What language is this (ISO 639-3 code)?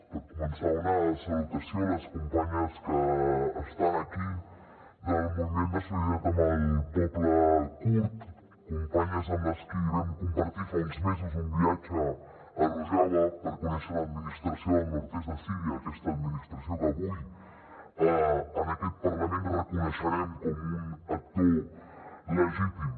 cat